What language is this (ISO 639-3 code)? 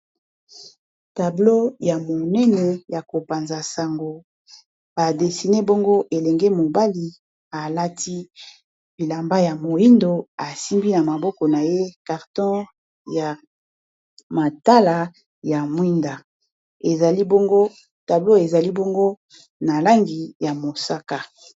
lin